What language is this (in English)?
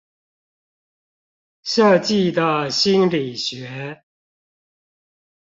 Chinese